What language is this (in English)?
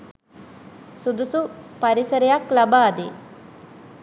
Sinhala